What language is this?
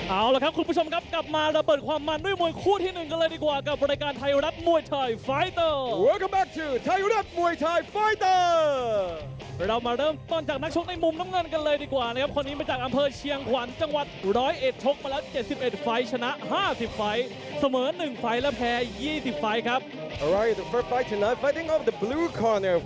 Thai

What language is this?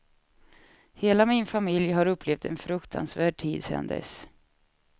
Swedish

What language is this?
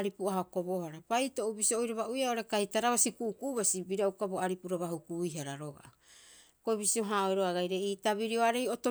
Rapoisi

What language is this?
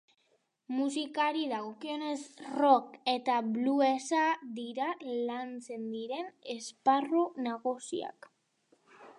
Basque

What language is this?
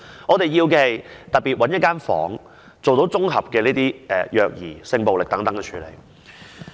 Cantonese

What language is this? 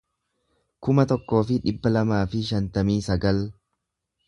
Oromo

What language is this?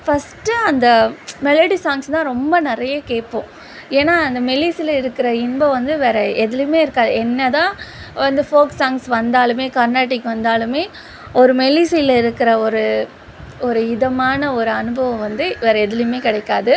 Tamil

